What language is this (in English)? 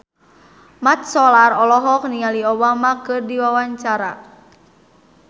Sundanese